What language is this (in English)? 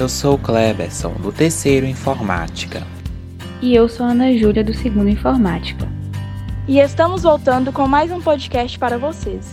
Portuguese